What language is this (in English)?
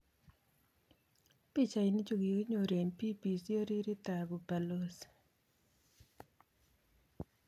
Kalenjin